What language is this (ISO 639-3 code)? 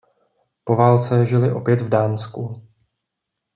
ces